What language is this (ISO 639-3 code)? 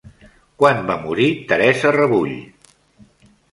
cat